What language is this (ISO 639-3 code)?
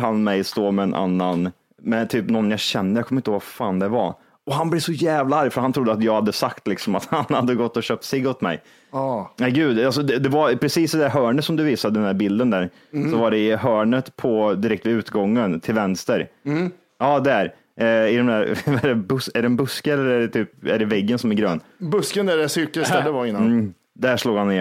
swe